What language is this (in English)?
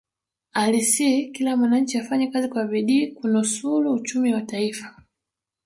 Swahili